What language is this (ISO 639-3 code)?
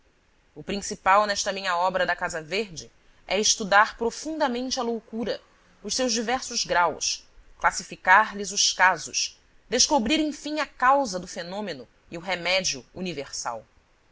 por